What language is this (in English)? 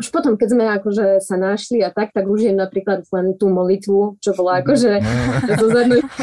Slovak